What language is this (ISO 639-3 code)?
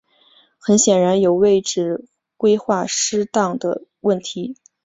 zho